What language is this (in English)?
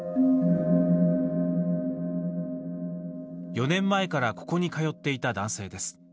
Japanese